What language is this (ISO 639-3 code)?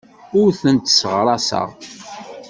kab